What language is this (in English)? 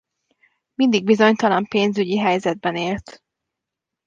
Hungarian